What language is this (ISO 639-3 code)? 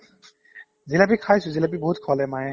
asm